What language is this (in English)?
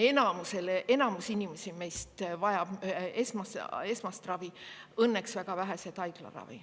Estonian